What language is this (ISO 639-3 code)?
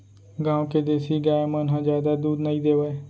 hne